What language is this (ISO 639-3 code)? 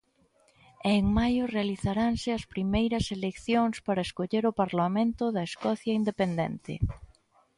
glg